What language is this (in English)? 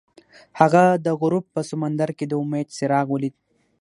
Pashto